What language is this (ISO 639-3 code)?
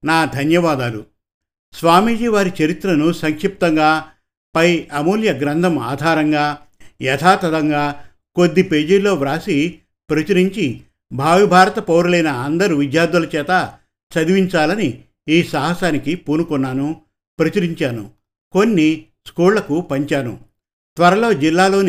tel